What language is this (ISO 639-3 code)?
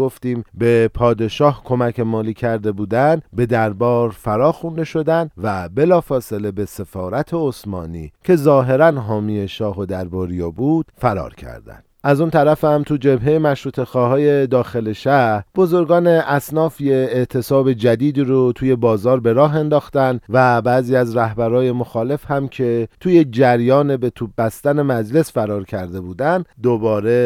fas